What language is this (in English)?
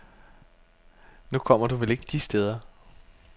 Danish